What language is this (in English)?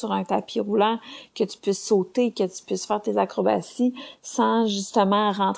French